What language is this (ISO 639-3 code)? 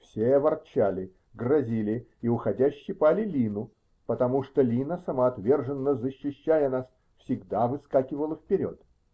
rus